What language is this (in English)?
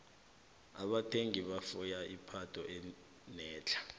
South Ndebele